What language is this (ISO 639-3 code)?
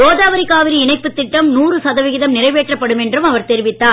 tam